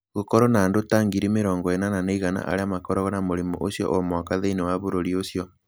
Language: Kikuyu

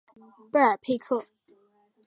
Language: Chinese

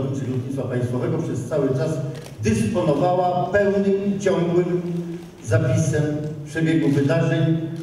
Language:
Polish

